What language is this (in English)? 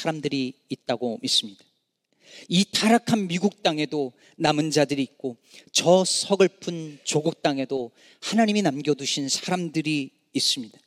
Korean